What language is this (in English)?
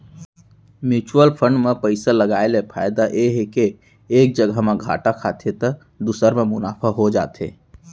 Chhattisgarhi